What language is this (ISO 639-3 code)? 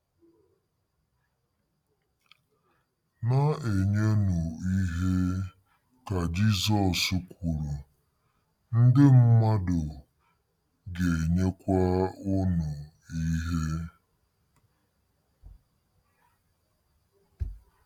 ibo